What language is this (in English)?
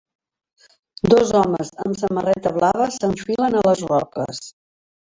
Catalan